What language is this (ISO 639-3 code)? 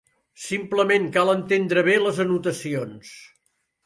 cat